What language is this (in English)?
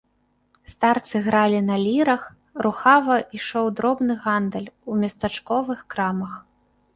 Belarusian